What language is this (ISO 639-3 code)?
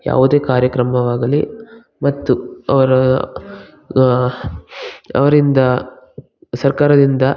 kan